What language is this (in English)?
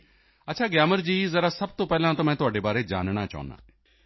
Punjabi